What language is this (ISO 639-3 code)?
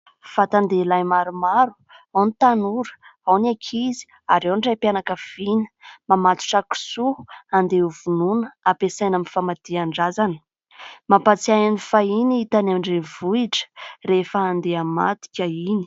mlg